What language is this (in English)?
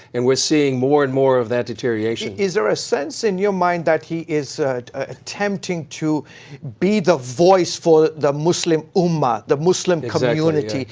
English